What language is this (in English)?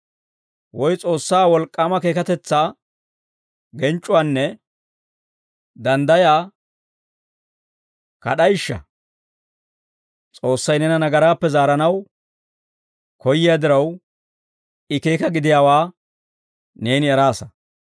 Dawro